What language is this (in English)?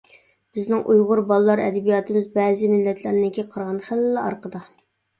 Uyghur